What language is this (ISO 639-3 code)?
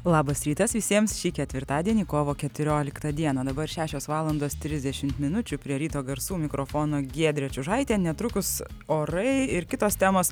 lit